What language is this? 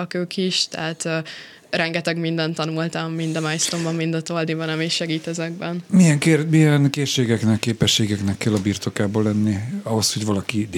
Hungarian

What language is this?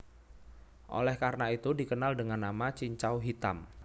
Javanese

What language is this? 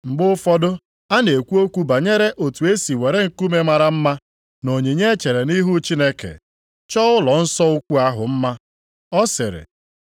Igbo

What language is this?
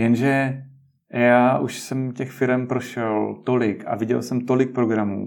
Czech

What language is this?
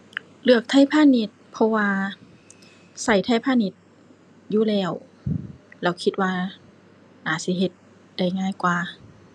Thai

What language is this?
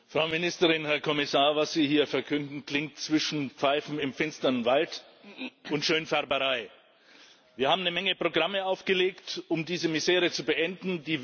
German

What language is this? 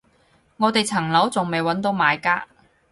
Cantonese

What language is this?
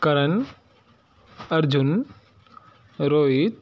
Sindhi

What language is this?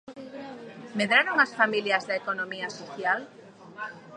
Galician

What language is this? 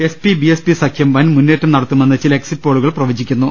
Malayalam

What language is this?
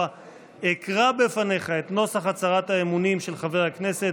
Hebrew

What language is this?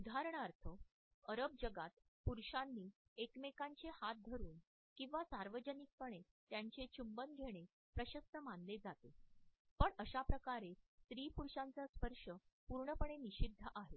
Marathi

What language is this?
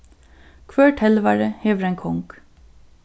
Faroese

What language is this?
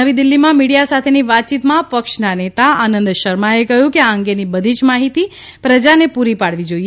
Gujarati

